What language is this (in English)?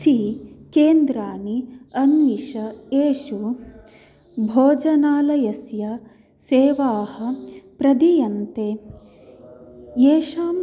Sanskrit